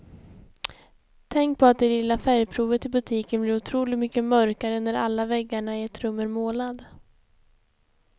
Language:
Swedish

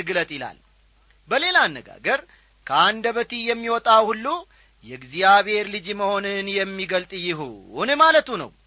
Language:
Amharic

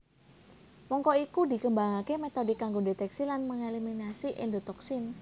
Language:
Javanese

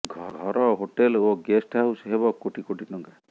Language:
Odia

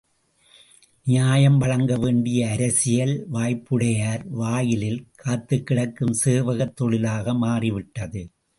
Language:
Tamil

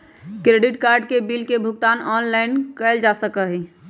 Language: Magahi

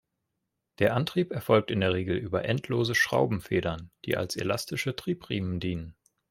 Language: German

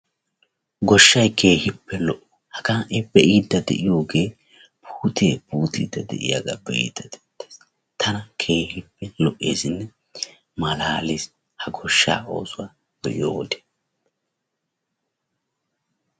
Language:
Wolaytta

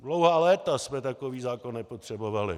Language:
Czech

